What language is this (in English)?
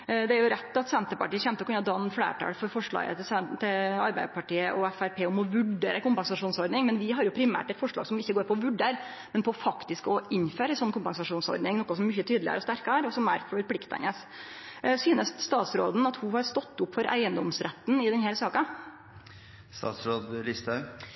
Norwegian Nynorsk